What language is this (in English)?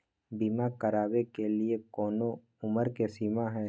Magahi